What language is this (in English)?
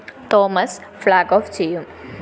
Malayalam